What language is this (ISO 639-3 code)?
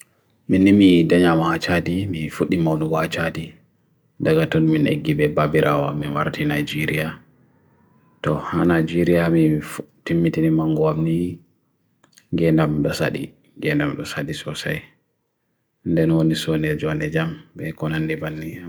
fui